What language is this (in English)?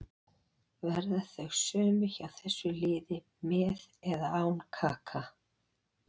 Icelandic